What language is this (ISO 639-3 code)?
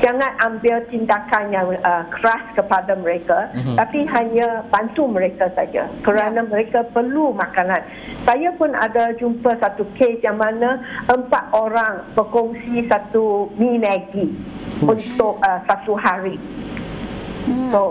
msa